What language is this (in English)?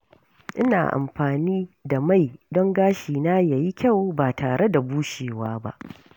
Hausa